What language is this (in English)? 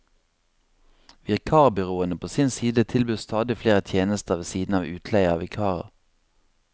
Norwegian